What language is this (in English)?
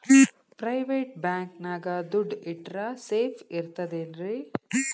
Kannada